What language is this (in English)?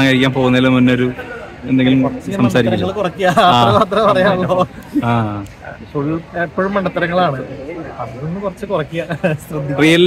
Malayalam